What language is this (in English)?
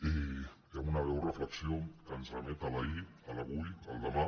Catalan